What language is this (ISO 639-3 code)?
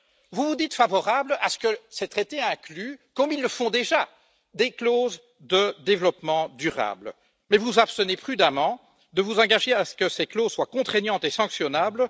fra